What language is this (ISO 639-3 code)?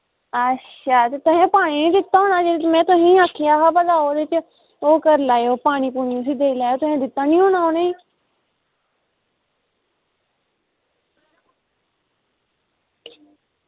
doi